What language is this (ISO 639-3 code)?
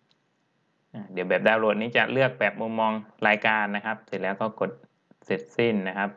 tha